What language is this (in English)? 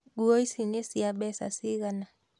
Kikuyu